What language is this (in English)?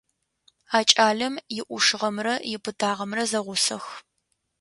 Adyghe